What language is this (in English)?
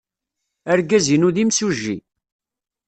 Kabyle